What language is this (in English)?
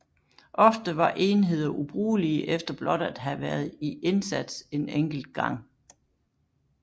Danish